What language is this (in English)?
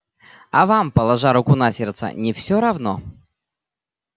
Russian